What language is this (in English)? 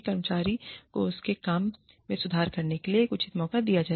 Hindi